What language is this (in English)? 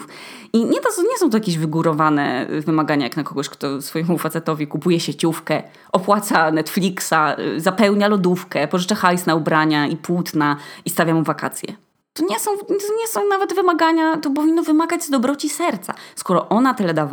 Polish